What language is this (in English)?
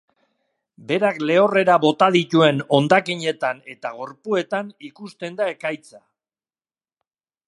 Basque